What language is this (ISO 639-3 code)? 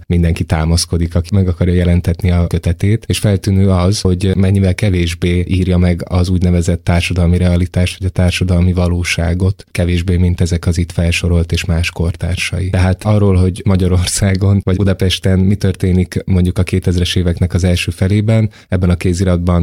hun